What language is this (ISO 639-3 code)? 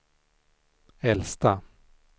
swe